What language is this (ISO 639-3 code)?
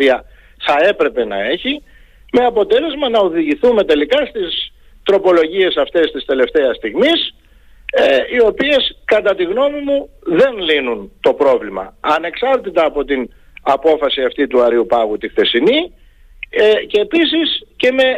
ell